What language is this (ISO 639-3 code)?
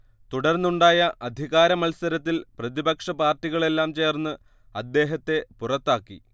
mal